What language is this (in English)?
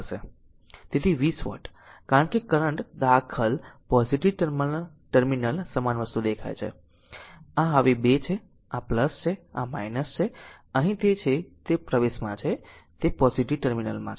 Gujarati